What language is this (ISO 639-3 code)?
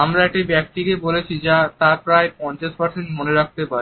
ben